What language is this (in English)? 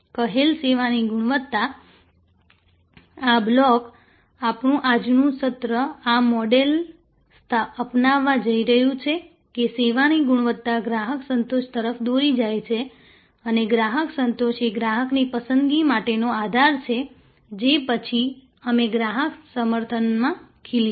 Gujarati